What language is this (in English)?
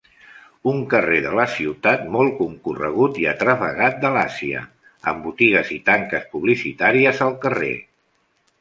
Catalan